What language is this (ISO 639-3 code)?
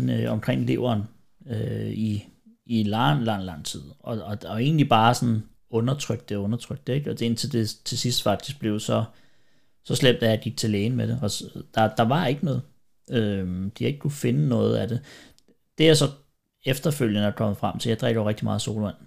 dan